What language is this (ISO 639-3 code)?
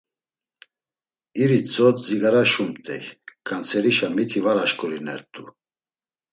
lzz